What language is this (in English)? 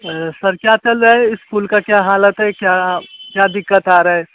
Hindi